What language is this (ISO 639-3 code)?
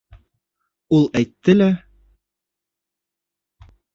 bak